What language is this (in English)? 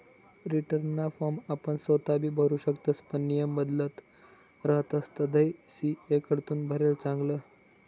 Marathi